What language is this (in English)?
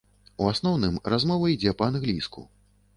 Belarusian